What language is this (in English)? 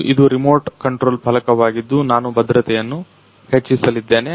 Kannada